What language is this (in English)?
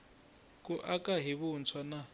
Tsonga